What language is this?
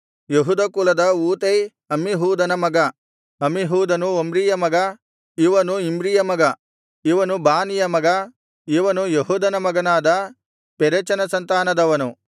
Kannada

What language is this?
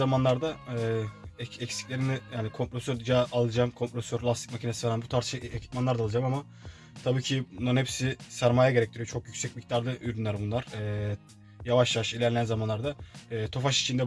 Turkish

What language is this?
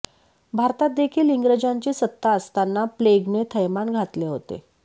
Marathi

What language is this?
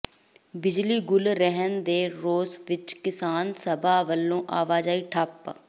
Punjabi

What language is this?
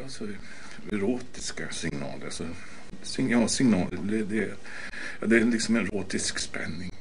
Swedish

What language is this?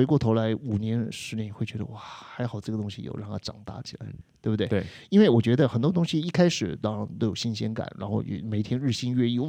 Chinese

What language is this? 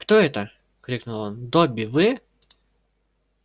Russian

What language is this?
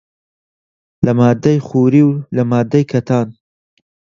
Central Kurdish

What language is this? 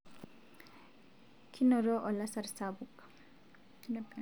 Masai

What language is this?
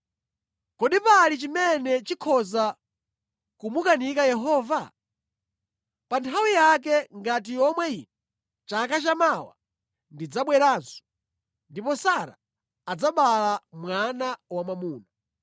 Nyanja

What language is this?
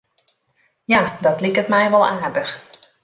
Western Frisian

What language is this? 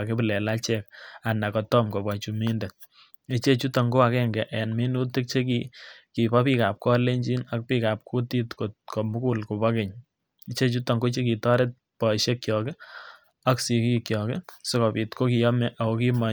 Kalenjin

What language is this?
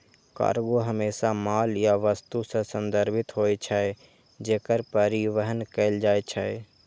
Maithili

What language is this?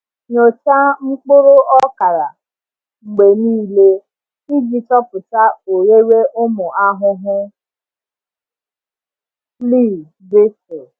Igbo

